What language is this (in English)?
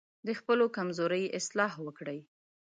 Pashto